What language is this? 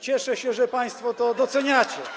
Polish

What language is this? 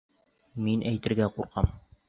Bashkir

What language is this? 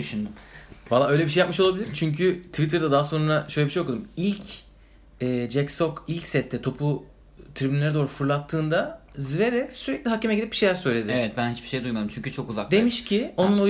Turkish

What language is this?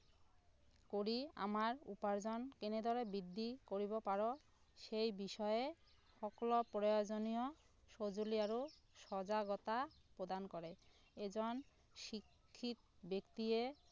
Assamese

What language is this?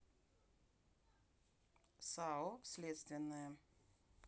Russian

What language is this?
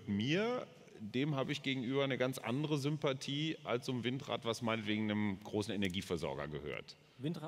German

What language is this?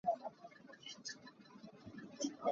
Hakha Chin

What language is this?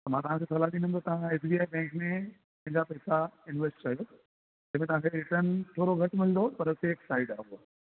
Sindhi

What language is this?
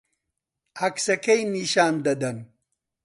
Central Kurdish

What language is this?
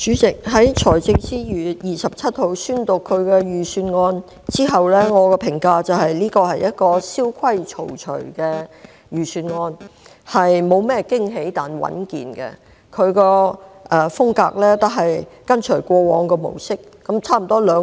Cantonese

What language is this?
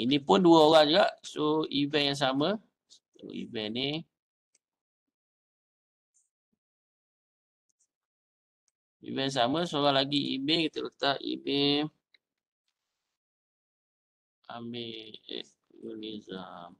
Malay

